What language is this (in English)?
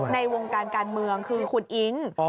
Thai